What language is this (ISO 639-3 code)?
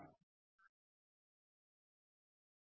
kan